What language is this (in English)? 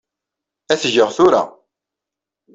Kabyle